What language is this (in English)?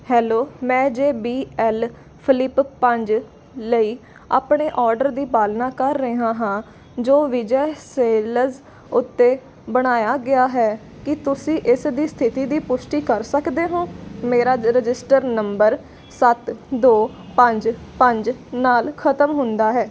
Punjabi